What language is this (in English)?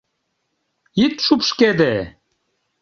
Mari